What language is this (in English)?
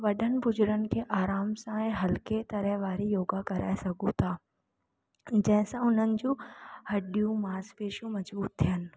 Sindhi